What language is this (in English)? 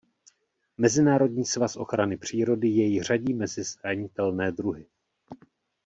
Czech